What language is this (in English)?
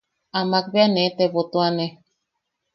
Yaqui